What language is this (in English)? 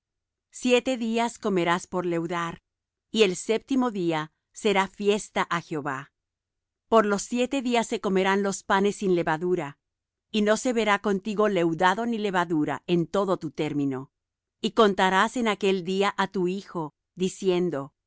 Spanish